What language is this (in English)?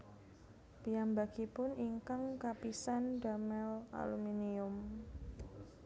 Javanese